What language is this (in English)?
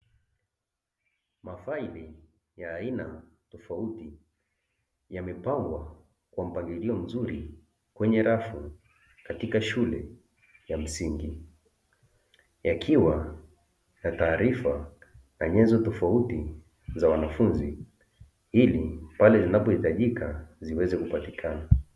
Swahili